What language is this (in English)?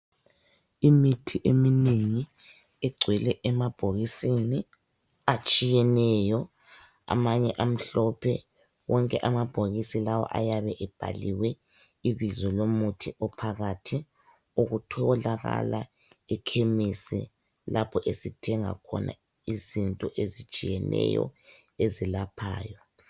North Ndebele